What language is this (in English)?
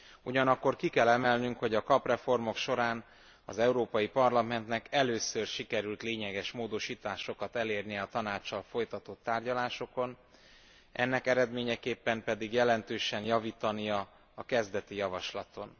Hungarian